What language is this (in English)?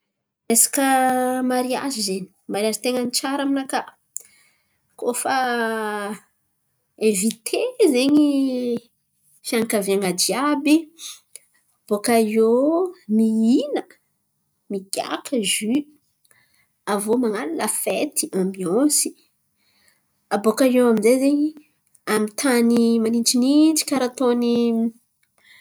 Antankarana Malagasy